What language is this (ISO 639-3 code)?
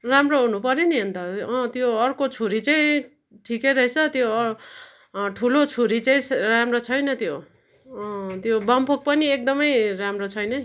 nep